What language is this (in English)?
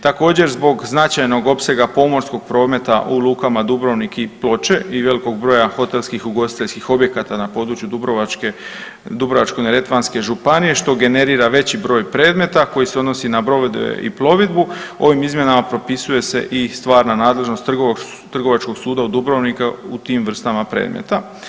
Croatian